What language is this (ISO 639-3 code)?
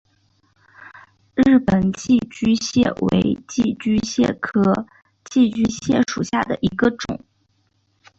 zho